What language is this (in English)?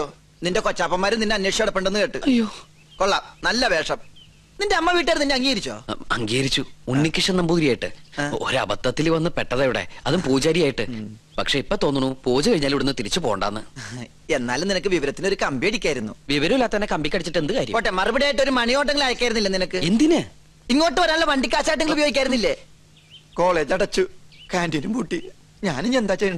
Malayalam